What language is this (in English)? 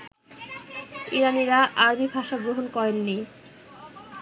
Bangla